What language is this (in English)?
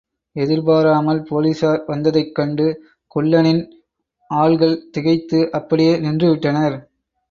Tamil